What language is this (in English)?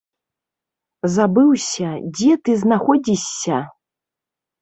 Belarusian